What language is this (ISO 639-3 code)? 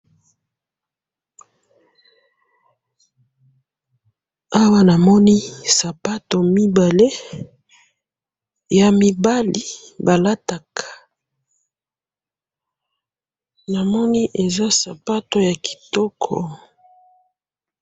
lin